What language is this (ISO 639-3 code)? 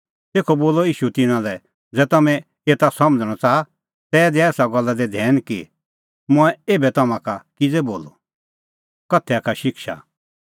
kfx